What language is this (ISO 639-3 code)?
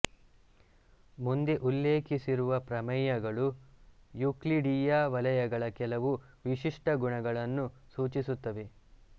kan